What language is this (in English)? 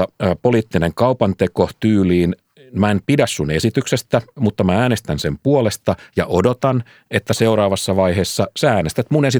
Finnish